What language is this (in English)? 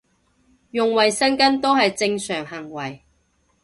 Cantonese